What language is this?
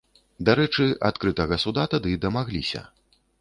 Belarusian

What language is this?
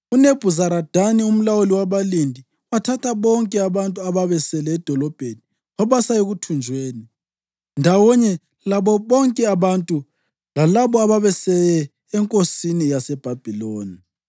North Ndebele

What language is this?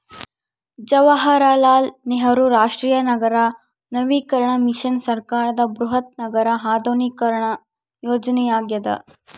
Kannada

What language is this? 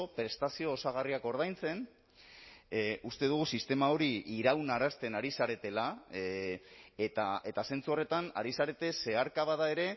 Basque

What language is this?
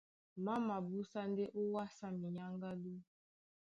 Duala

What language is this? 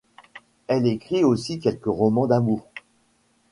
French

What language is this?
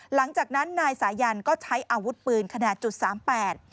Thai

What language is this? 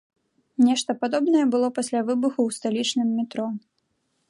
Belarusian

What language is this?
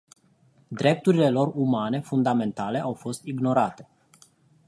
Romanian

